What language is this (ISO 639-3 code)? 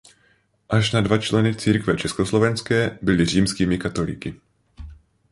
ces